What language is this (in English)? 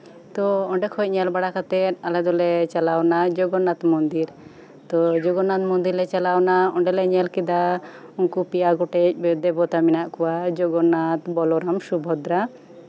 Santali